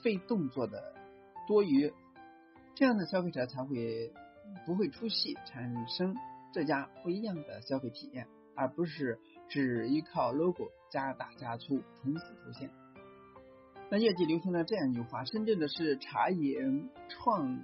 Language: Chinese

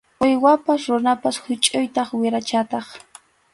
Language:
Arequipa-La Unión Quechua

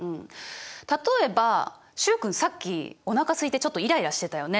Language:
Japanese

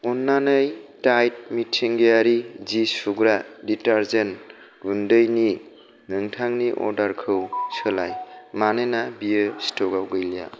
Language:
Bodo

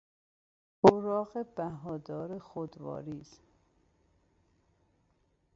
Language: Persian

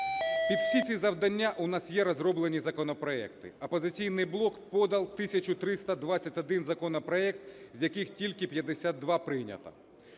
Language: Ukrainian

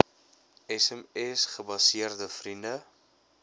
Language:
Afrikaans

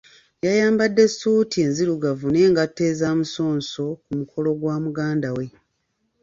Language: Ganda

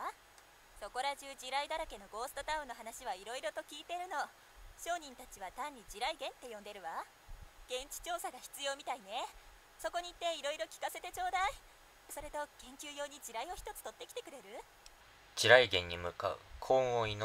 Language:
Japanese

